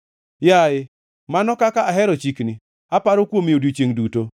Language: Luo (Kenya and Tanzania)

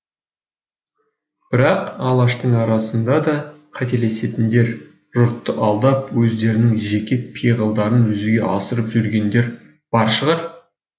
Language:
Kazakh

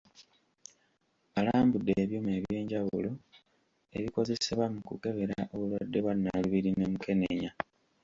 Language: Ganda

